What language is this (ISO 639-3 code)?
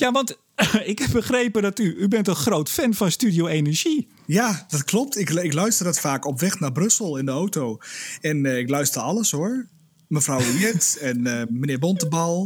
nld